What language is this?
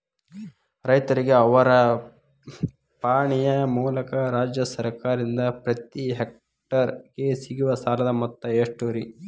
Kannada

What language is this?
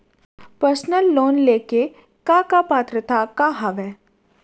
Chhattisgarhi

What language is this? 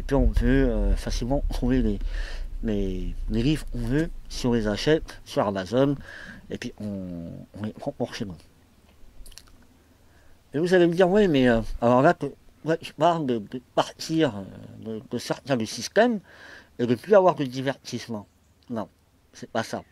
French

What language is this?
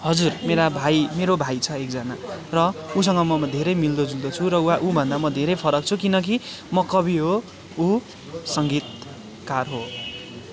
Nepali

